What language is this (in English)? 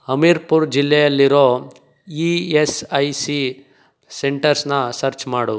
Kannada